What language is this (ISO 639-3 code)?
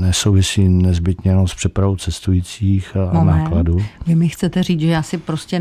ces